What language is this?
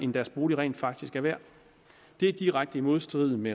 Danish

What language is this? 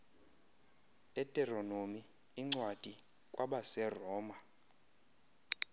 Xhosa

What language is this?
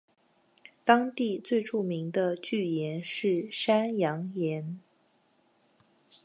Chinese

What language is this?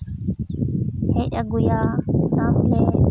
Santali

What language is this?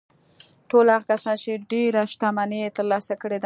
Pashto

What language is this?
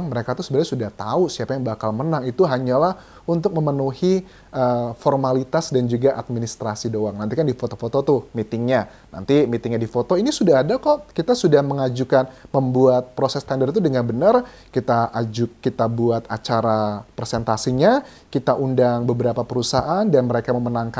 Indonesian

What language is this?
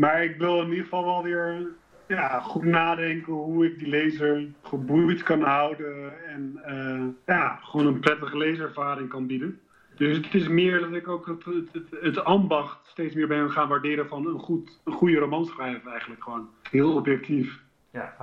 Dutch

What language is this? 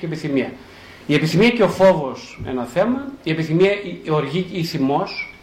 Greek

